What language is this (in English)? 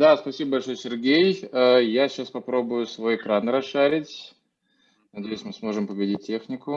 Russian